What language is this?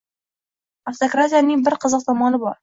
Uzbek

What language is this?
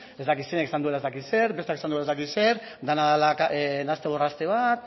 Basque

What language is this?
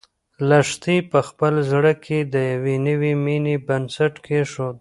Pashto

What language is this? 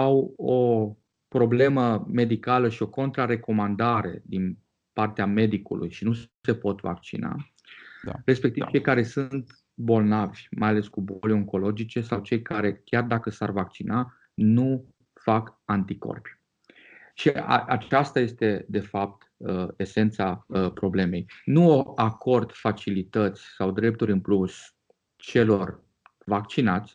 Romanian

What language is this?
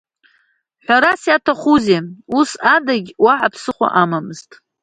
Abkhazian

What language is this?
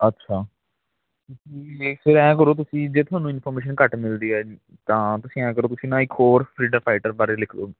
Punjabi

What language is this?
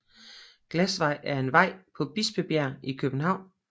Danish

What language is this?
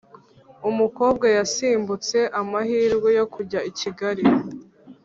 Kinyarwanda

